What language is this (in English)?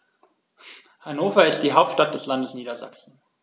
German